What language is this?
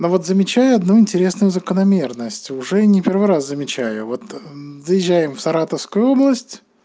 Russian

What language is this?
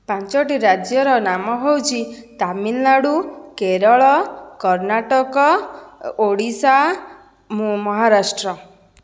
Odia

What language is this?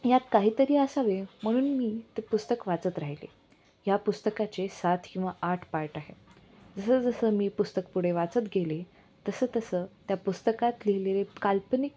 Marathi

